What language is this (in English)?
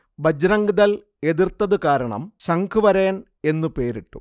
Malayalam